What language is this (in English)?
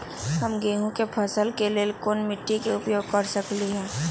Magahi